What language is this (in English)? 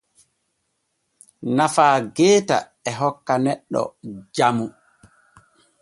Borgu Fulfulde